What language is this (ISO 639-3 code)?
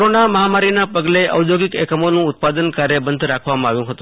guj